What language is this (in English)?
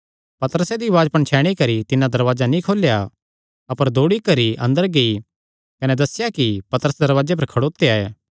Kangri